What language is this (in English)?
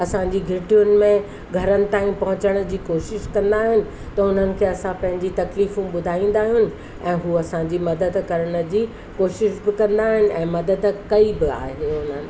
Sindhi